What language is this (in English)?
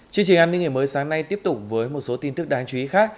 Vietnamese